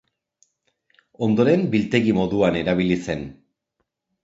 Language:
Basque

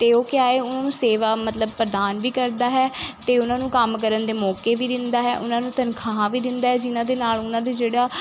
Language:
Punjabi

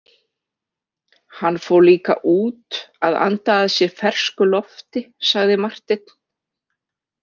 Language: Icelandic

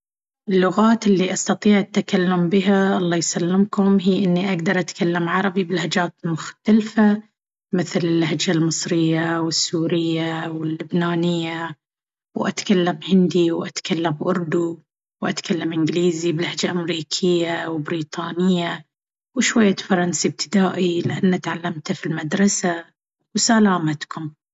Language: Baharna Arabic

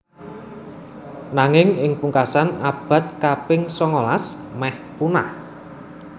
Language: Javanese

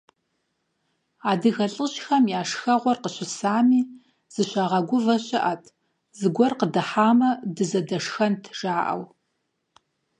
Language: Kabardian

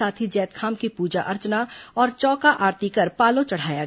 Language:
Hindi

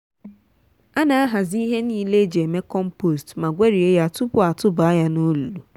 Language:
Igbo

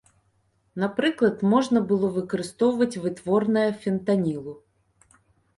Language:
Belarusian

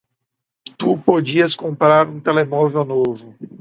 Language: Portuguese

